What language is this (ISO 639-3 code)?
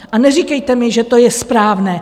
ces